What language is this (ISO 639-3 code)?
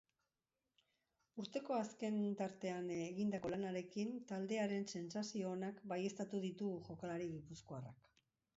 eus